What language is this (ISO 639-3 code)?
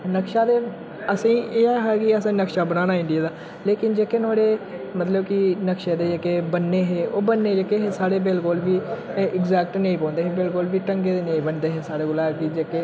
doi